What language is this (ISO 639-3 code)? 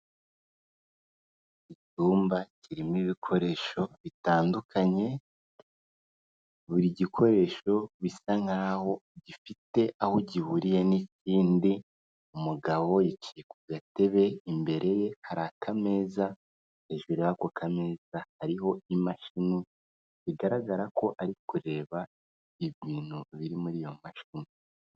kin